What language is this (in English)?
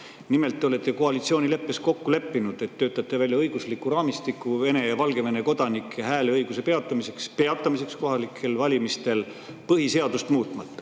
Estonian